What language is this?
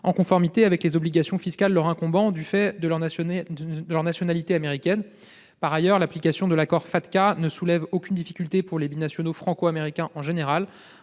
French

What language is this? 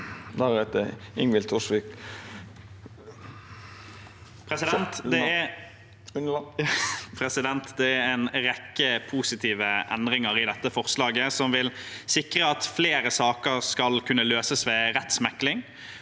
Norwegian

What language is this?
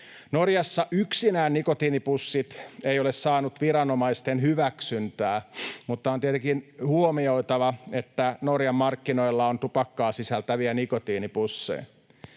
Finnish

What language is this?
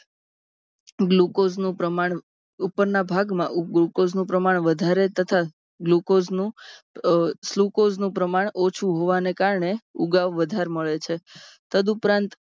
Gujarati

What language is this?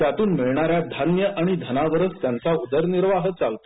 Marathi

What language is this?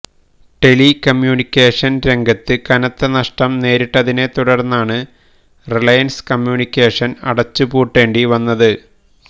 Malayalam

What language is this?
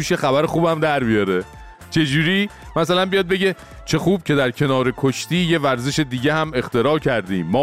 Persian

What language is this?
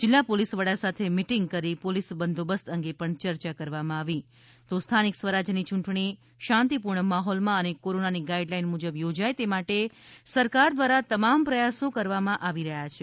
Gujarati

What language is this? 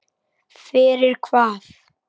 Icelandic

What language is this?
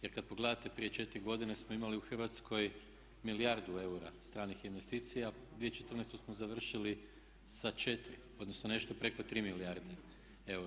Croatian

